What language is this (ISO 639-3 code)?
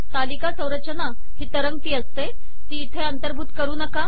mar